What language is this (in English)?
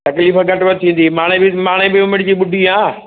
Sindhi